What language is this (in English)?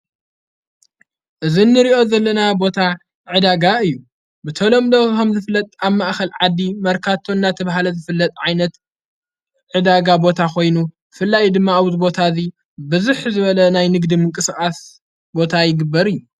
Tigrinya